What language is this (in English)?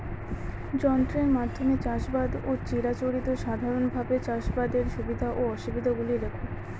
Bangla